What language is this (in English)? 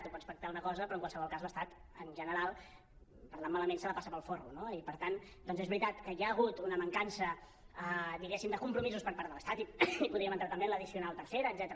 Catalan